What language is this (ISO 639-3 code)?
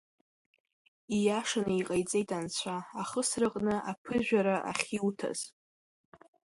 abk